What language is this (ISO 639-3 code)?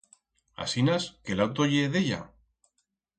arg